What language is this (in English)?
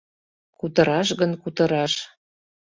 Mari